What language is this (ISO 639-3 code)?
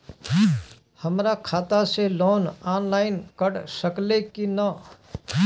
bho